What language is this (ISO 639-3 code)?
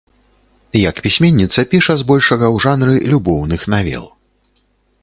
bel